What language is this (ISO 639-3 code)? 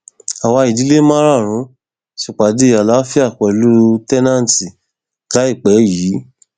yor